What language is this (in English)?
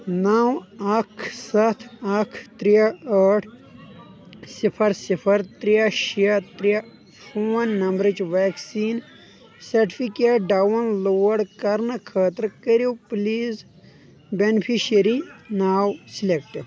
Kashmiri